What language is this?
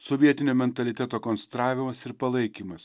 Lithuanian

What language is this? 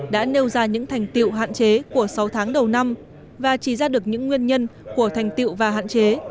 Vietnamese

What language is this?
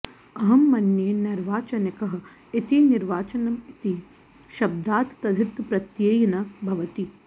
Sanskrit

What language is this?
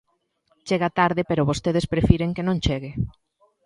Galician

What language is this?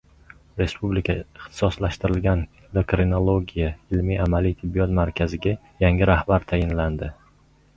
Uzbek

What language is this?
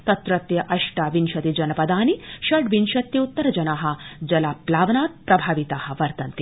Sanskrit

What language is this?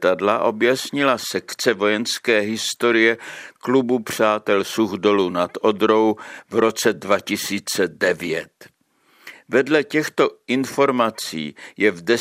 Czech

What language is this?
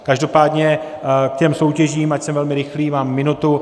Czech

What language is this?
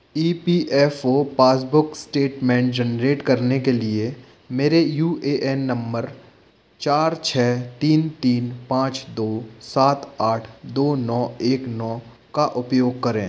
Hindi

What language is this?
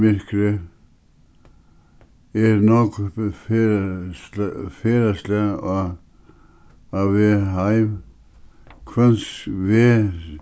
Faroese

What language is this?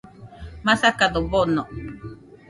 Nüpode Huitoto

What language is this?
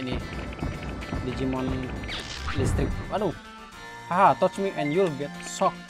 Indonesian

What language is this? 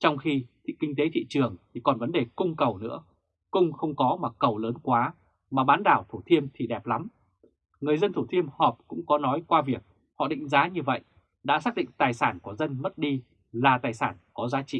Vietnamese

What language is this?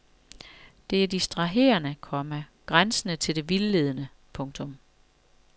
Danish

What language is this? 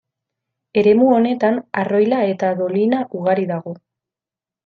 Basque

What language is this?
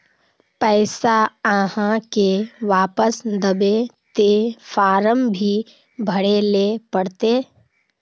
Magahi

